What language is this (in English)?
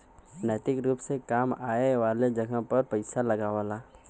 Bhojpuri